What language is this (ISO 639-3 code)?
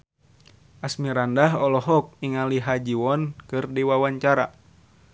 sun